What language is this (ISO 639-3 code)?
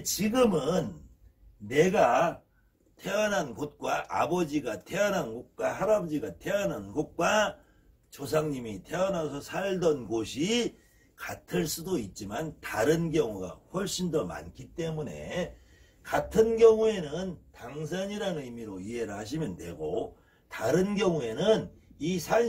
kor